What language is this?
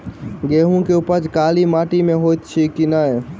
Maithili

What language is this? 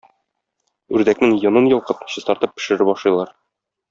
Tatar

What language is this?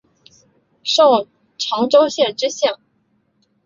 Chinese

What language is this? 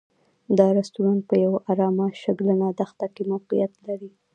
Pashto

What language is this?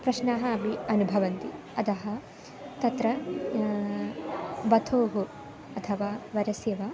Sanskrit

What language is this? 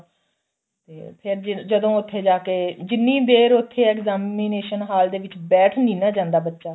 Punjabi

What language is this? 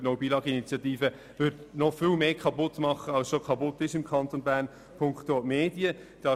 Swiss German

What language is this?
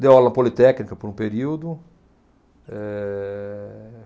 Portuguese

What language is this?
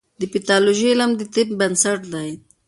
Pashto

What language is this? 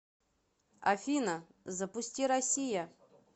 Russian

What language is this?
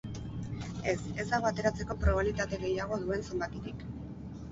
Basque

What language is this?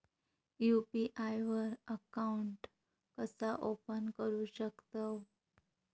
Marathi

